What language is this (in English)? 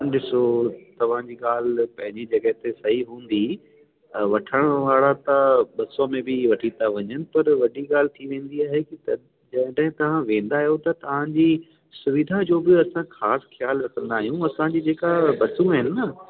Sindhi